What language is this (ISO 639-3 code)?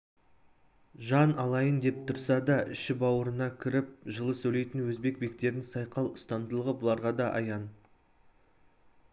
kaz